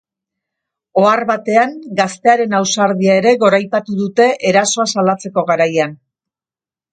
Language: Basque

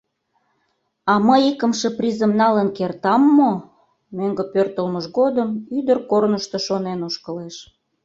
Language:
Mari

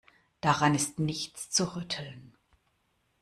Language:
German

